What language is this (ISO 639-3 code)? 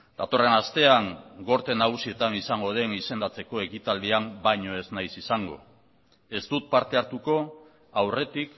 eus